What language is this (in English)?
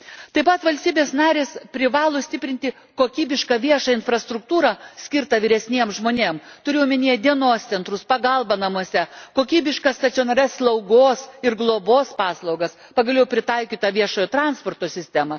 Lithuanian